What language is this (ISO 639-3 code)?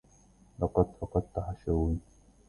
ara